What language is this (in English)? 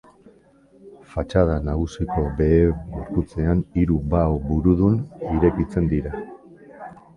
Basque